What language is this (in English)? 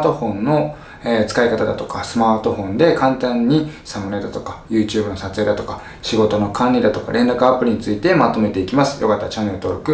Japanese